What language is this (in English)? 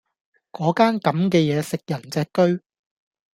Cantonese